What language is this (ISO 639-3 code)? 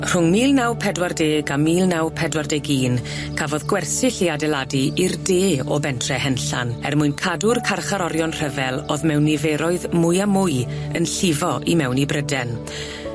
cym